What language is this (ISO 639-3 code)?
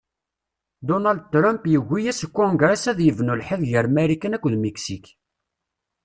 kab